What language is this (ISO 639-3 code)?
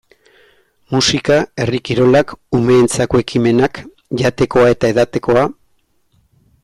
eus